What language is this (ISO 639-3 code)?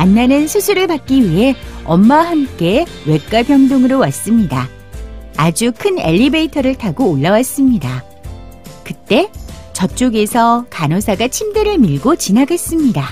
kor